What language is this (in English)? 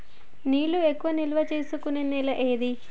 Telugu